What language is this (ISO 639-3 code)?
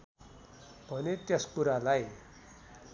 nep